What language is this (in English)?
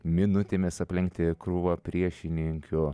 Lithuanian